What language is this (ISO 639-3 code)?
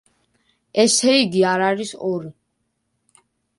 kat